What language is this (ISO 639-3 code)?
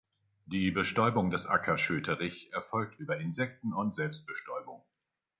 deu